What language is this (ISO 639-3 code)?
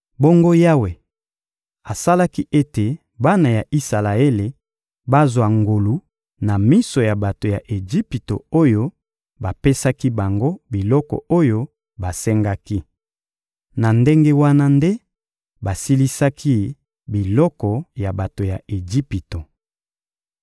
lin